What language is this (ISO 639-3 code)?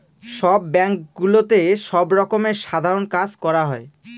ben